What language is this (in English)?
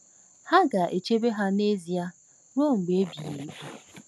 Igbo